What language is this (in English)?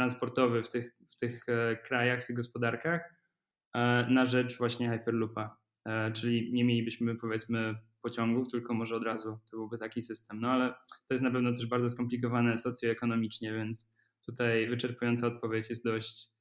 Polish